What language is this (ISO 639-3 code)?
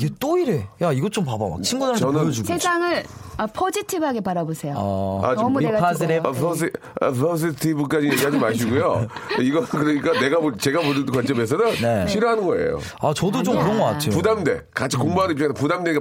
kor